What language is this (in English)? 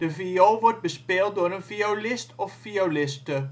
Dutch